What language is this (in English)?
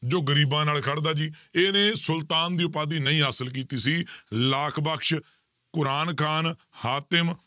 Punjabi